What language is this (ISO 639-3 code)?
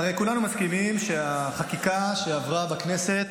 heb